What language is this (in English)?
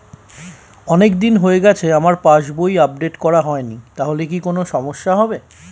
Bangla